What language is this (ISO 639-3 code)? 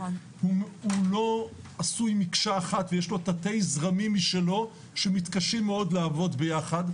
heb